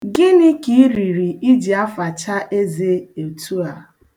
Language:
Igbo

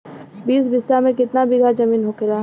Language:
Bhojpuri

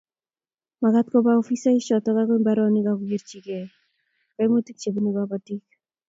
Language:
Kalenjin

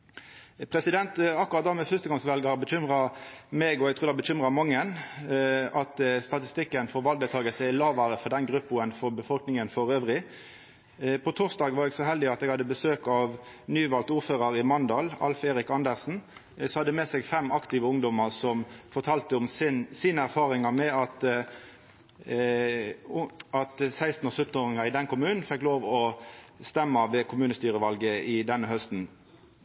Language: Norwegian Nynorsk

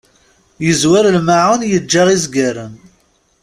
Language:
Kabyle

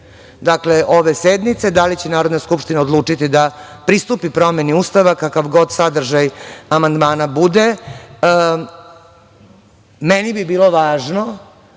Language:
Serbian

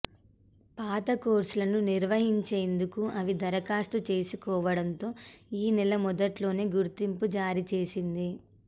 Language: Telugu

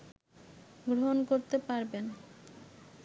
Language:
Bangla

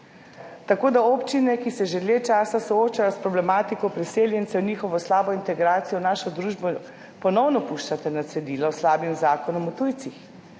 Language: Slovenian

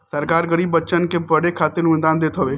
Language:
Bhojpuri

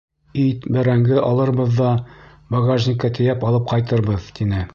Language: Bashkir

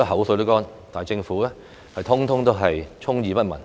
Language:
Cantonese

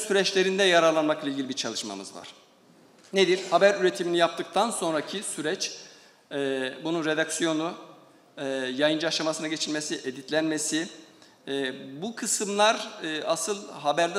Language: Turkish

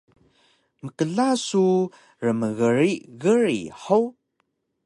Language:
Taroko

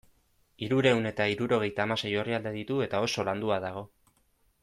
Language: Basque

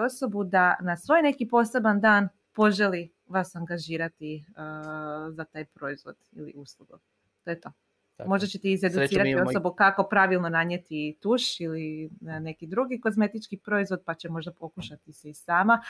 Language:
Croatian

